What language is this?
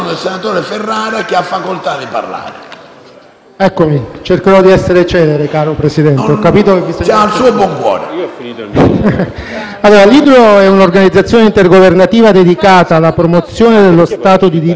Italian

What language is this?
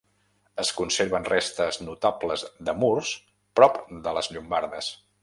Catalan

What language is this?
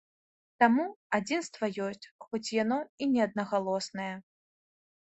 Belarusian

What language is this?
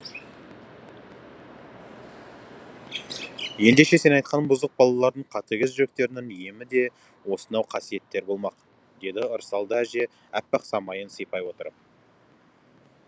Kazakh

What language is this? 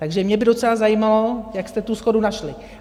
Czech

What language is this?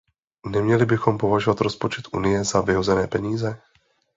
Czech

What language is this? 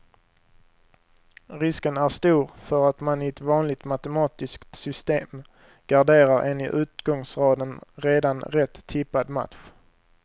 Swedish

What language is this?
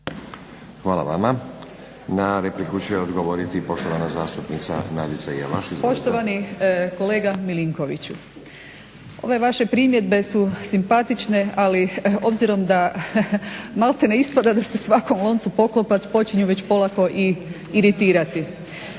Croatian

